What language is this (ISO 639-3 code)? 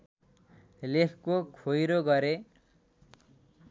nep